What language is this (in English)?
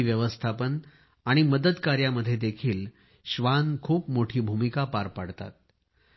Marathi